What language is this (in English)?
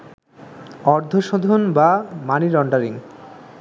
Bangla